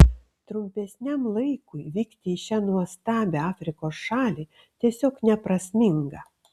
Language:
Lithuanian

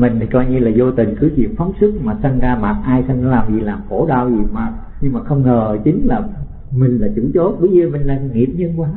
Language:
Vietnamese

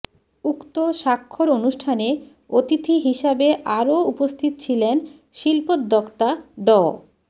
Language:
Bangla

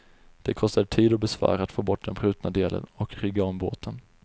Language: Swedish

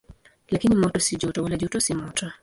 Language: Swahili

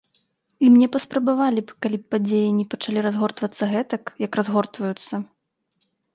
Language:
Belarusian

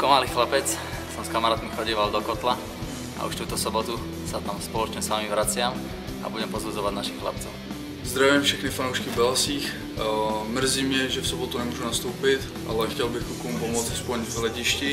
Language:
Czech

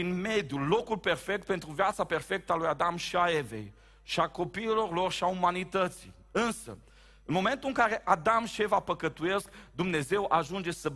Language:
Romanian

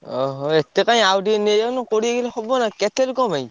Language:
Odia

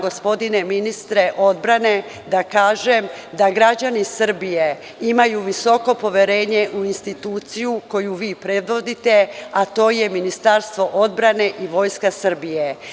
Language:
Serbian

